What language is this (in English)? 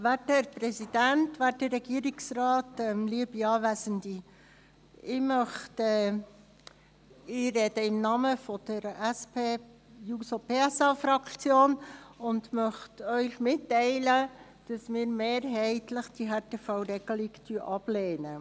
Swiss German